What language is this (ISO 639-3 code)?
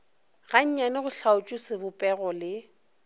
nso